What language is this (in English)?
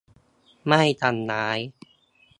Thai